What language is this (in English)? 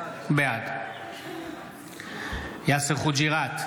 Hebrew